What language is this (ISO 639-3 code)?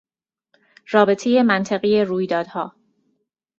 fas